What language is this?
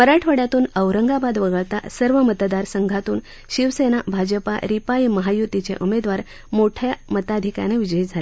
Marathi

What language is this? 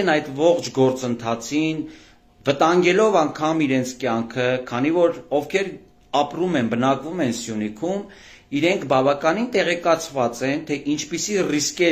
Turkish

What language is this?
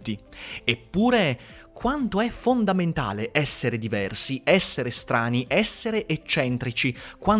Italian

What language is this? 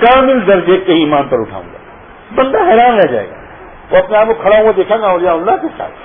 Urdu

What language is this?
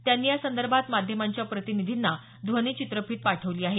Marathi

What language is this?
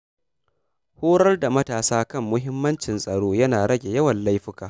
Hausa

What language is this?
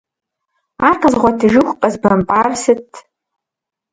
Kabardian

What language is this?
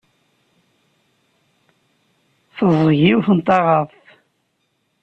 Kabyle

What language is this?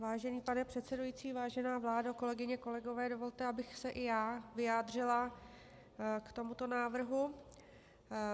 Czech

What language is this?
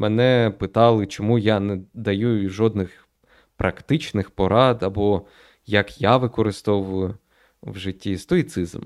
Ukrainian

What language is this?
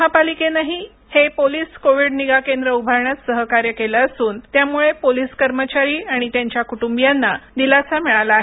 Marathi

